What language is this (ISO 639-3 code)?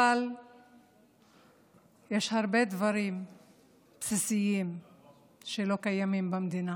heb